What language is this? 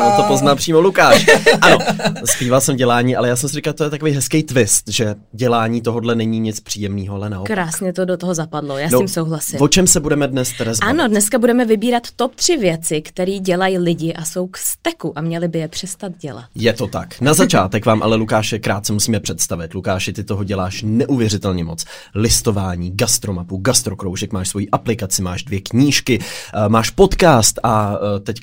Czech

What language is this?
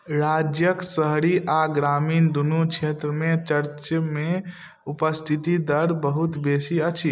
Maithili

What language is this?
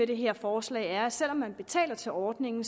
Danish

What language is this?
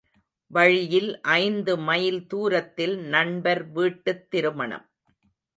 Tamil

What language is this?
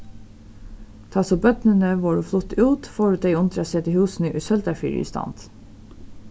Faroese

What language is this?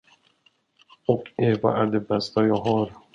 Swedish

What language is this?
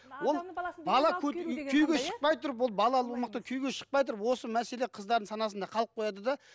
Kazakh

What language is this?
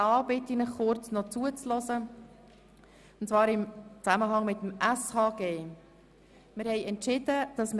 Swiss German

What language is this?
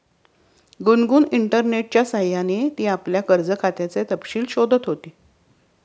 Marathi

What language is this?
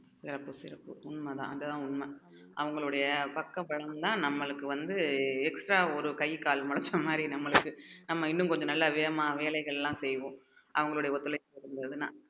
Tamil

